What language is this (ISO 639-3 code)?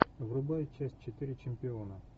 rus